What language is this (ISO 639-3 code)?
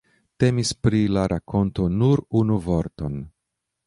epo